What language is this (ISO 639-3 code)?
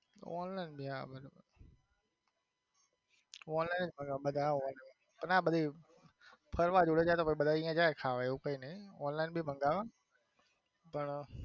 guj